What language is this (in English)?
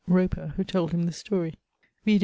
English